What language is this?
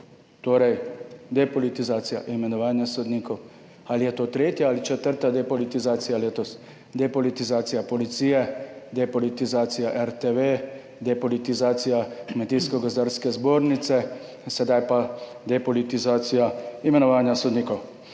Slovenian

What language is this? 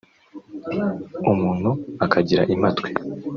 Kinyarwanda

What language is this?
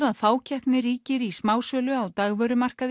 Icelandic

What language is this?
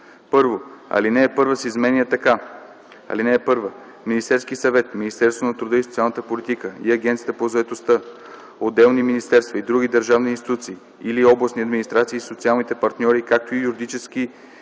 Bulgarian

